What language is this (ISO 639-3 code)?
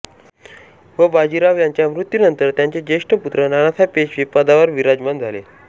mar